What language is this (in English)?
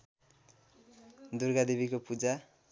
Nepali